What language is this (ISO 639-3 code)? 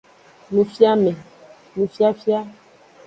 ajg